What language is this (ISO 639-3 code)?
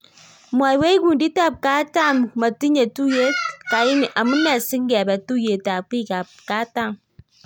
kln